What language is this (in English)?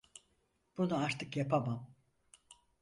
Turkish